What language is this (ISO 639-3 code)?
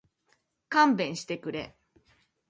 jpn